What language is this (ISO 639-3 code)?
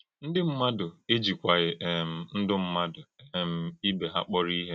ibo